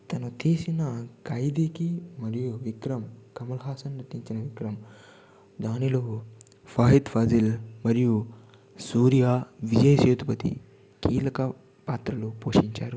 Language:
Telugu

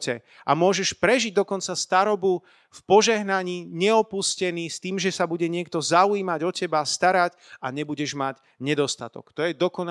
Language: Slovak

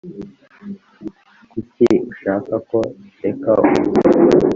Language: Kinyarwanda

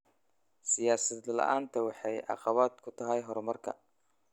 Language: Somali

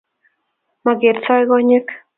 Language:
Kalenjin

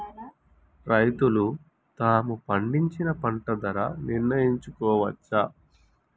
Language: Telugu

